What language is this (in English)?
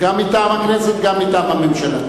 Hebrew